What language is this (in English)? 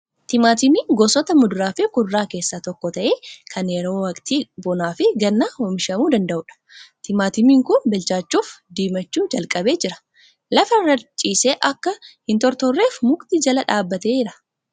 Oromo